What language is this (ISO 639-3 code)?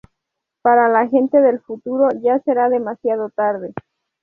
spa